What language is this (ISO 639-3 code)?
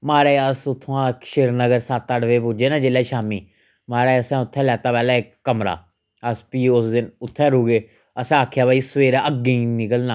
doi